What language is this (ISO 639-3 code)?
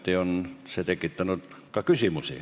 est